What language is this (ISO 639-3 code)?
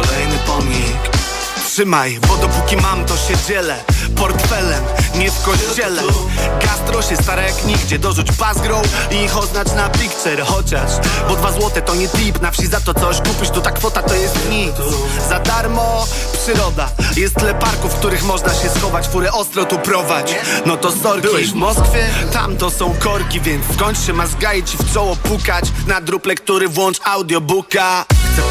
pol